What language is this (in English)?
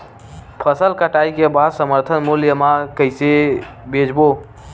Chhattisgarhi